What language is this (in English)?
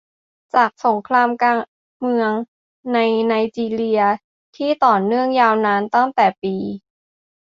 Thai